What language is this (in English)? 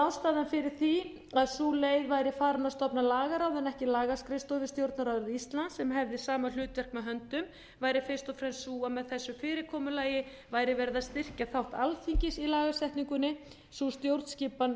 Icelandic